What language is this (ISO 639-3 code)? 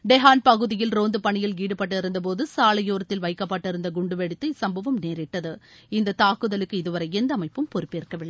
tam